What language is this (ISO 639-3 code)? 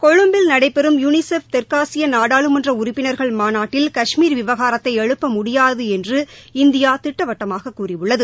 tam